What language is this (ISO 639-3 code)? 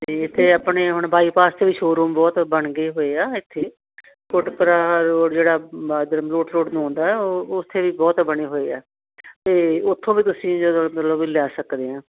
pan